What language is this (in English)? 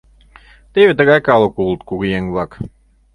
Mari